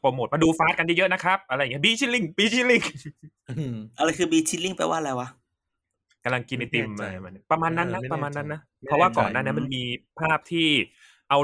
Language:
Thai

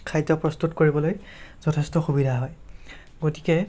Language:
Assamese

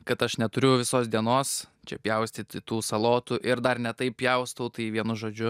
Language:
Lithuanian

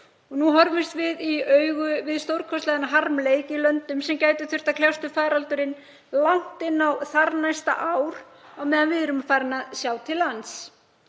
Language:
Icelandic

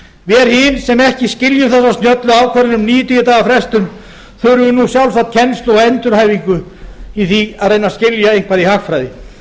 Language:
Icelandic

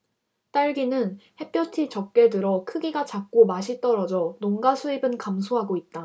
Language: Korean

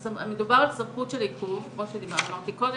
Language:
Hebrew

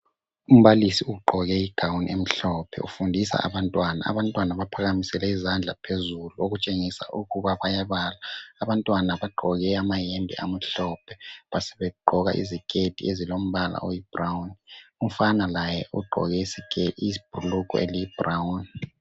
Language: North Ndebele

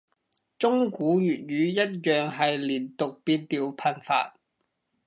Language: Cantonese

